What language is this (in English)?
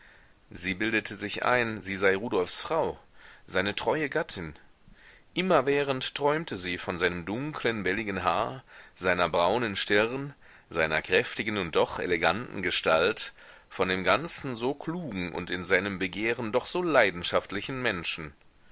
German